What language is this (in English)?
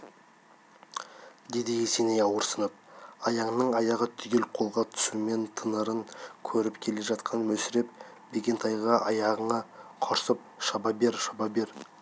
Kazakh